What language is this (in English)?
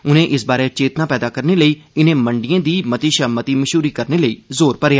Dogri